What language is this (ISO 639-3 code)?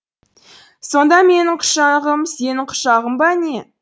kaz